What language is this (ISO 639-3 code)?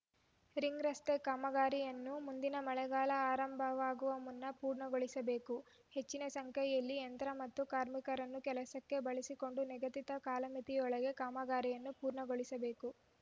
kan